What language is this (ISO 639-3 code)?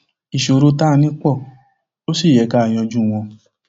yor